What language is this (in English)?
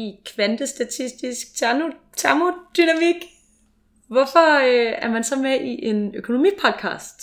Danish